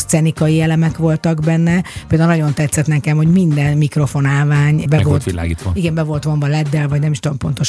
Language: Hungarian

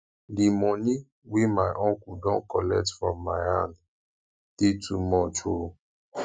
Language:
Nigerian Pidgin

